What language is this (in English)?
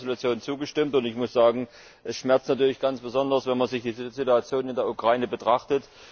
German